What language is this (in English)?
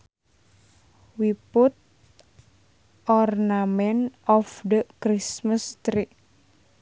Sundanese